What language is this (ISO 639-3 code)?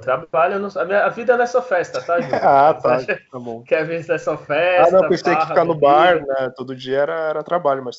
por